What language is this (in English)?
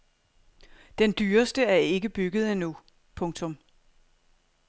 Danish